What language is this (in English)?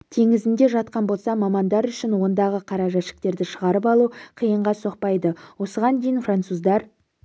Kazakh